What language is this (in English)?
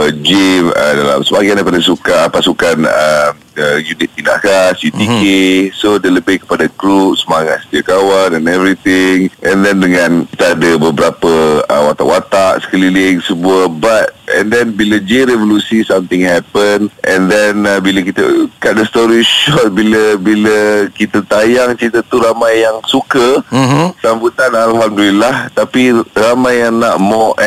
Malay